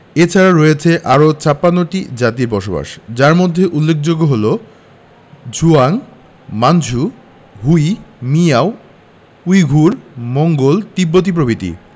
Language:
Bangla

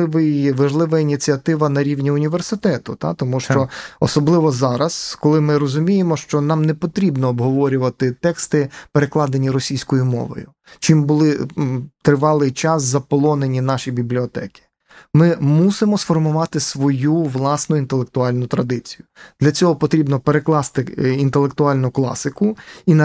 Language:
Ukrainian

